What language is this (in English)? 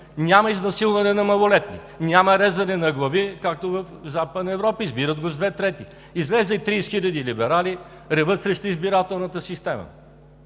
Bulgarian